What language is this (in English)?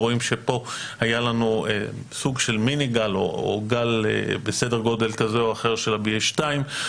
Hebrew